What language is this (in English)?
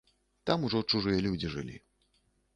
Belarusian